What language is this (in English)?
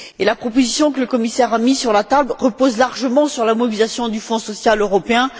French